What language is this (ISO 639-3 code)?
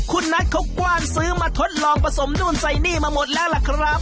tha